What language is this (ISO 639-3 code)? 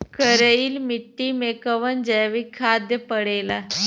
bho